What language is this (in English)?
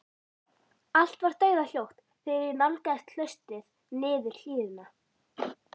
Icelandic